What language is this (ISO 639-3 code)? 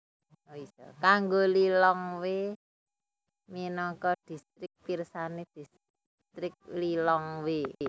jav